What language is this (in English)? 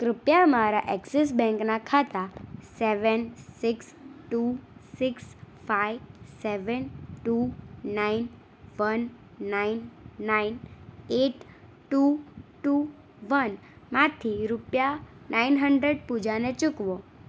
Gujarati